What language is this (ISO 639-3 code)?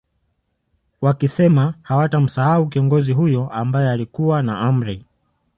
swa